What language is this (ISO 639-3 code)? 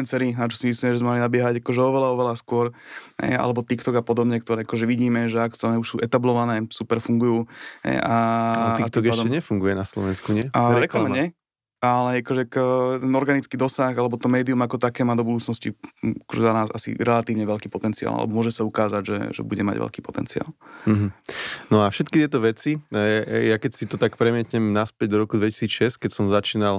slk